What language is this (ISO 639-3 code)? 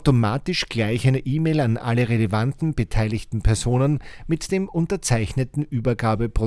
deu